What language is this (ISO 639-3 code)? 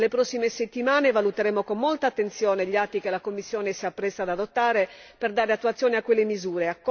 ita